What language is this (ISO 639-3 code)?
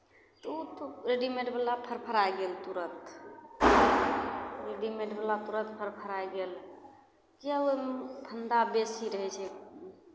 mai